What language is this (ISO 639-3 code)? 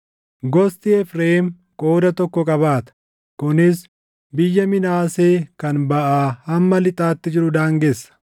orm